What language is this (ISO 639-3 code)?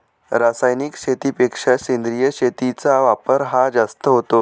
mar